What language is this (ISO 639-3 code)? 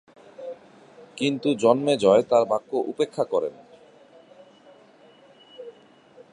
ben